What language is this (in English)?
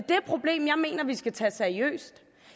Danish